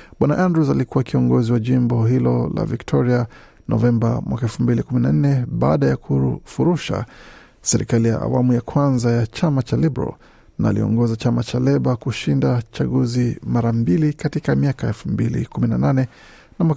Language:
Swahili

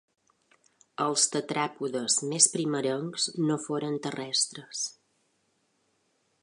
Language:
Catalan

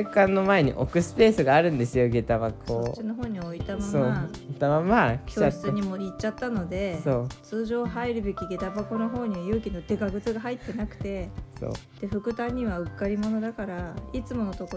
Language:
Japanese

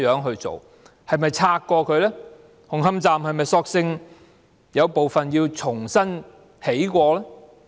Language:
Cantonese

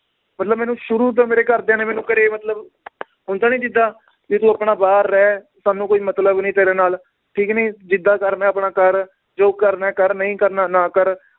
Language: Punjabi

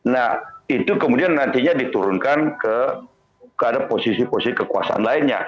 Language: Indonesian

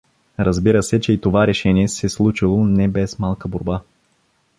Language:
Bulgarian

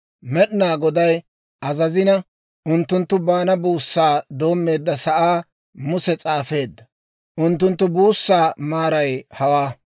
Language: Dawro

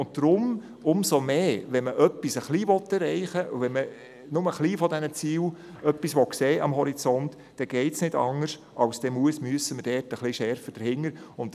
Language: Swiss German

